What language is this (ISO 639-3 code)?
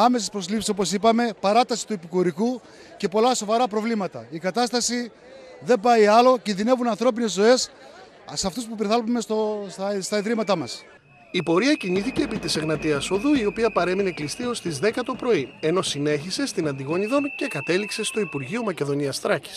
ell